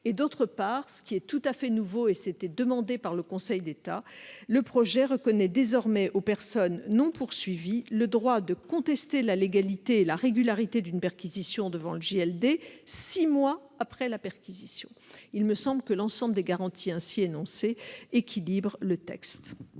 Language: French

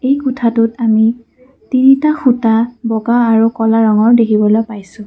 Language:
Assamese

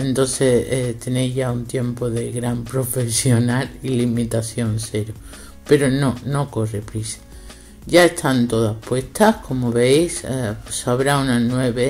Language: Spanish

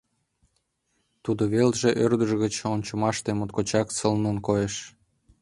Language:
Mari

